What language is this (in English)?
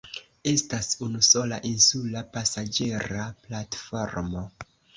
Esperanto